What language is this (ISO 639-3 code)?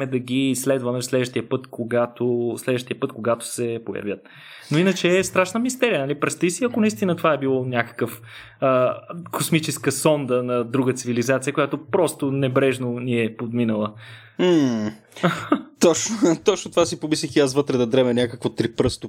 bul